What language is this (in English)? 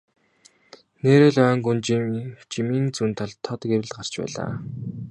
Mongolian